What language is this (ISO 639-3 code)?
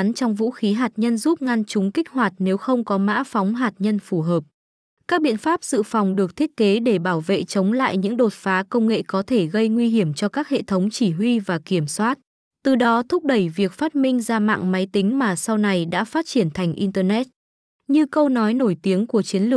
vie